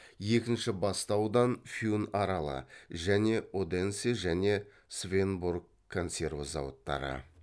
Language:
Kazakh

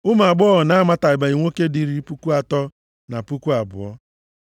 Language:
Igbo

